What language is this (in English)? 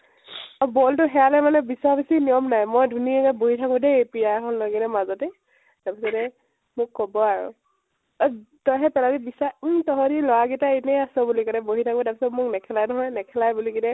Assamese